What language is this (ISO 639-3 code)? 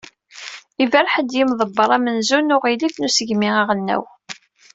kab